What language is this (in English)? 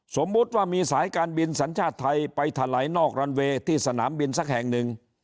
Thai